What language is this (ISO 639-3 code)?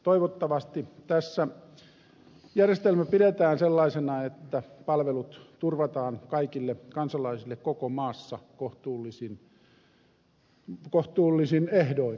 fin